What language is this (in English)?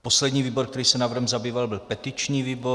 Czech